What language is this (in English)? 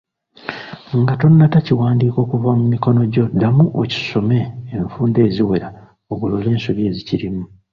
Ganda